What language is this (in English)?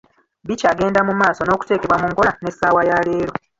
Ganda